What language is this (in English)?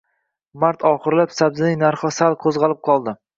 Uzbek